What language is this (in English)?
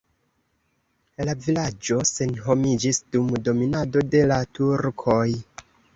Esperanto